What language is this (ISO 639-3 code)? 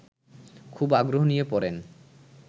ben